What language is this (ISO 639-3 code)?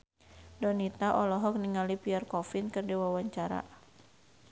sun